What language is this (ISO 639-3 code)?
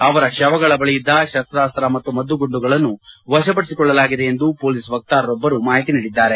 kan